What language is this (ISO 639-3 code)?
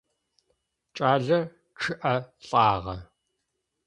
ady